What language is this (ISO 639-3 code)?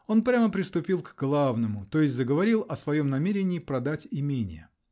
rus